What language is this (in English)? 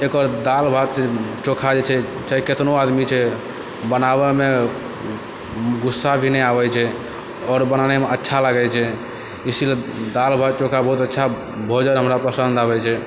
Maithili